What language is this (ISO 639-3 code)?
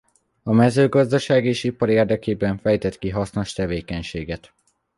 hun